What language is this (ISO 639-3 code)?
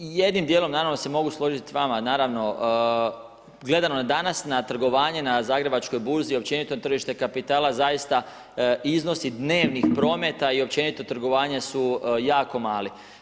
hrv